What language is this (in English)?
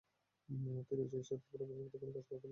Bangla